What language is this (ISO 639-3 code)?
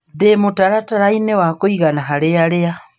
kik